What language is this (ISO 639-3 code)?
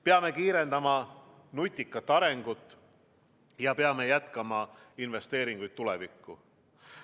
est